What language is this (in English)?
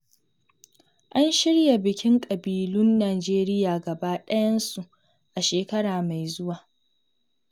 Hausa